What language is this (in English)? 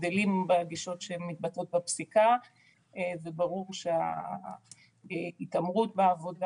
Hebrew